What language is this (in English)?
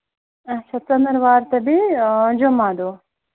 Kashmiri